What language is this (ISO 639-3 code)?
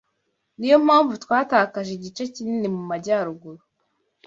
kin